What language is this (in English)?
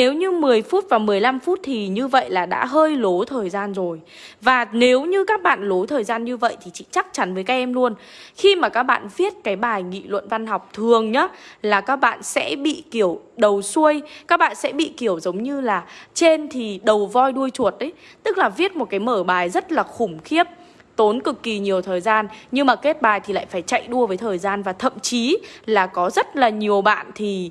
Vietnamese